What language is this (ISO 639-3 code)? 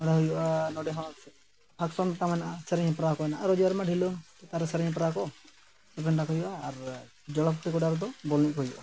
sat